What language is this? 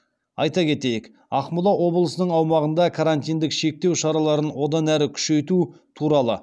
Kazakh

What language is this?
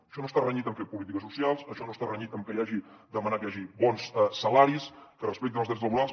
Catalan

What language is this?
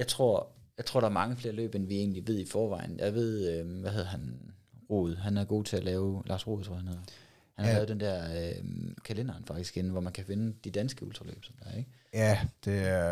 Danish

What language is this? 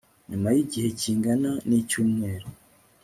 Kinyarwanda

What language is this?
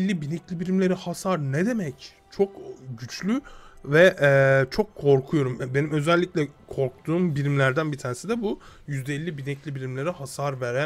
Turkish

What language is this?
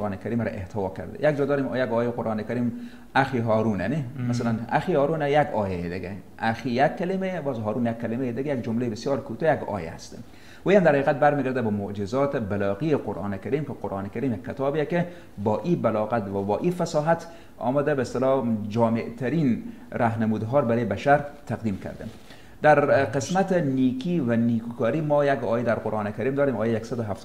Persian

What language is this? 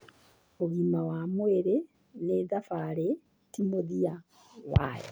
Kikuyu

